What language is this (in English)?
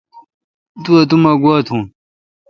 Kalkoti